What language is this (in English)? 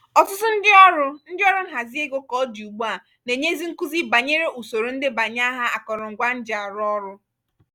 Igbo